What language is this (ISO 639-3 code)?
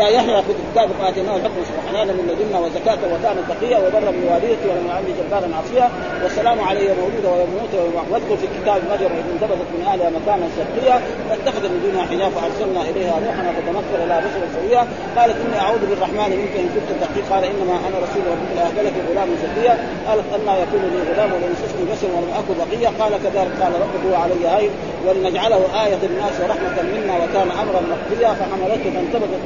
ara